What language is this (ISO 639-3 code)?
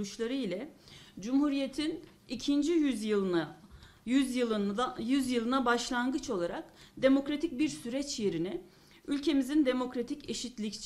tur